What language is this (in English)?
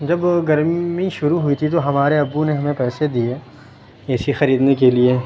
Urdu